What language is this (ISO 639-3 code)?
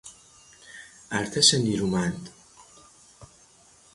fas